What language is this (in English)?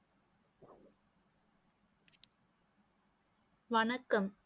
Tamil